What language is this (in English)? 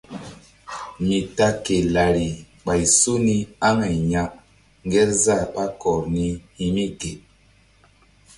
Mbum